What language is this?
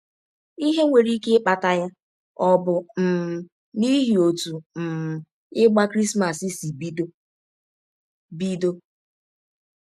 Igbo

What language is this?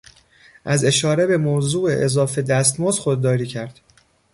Persian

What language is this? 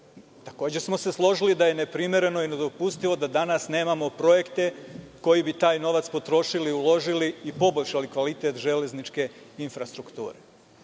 Serbian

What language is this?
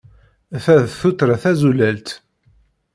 Kabyle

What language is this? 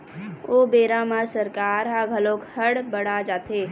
Chhattisgarhi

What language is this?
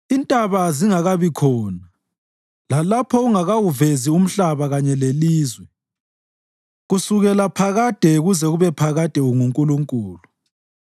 North Ndebele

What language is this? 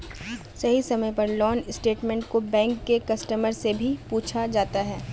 Magahi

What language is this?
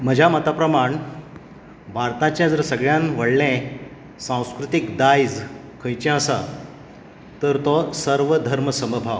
Konkani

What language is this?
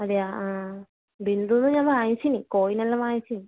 Malayalam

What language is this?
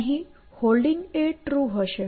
Gujarati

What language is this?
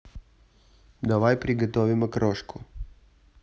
Russian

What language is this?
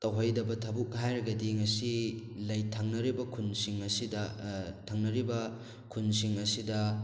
Manipuri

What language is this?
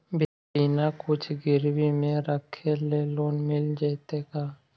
Magahi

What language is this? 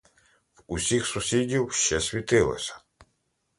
Ukrainian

